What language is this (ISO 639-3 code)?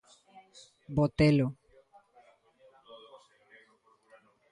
glg